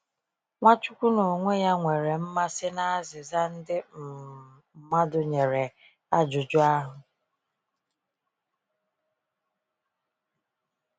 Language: Igbo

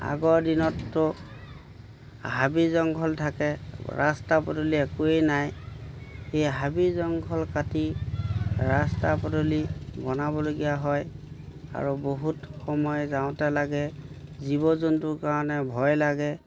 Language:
Assamese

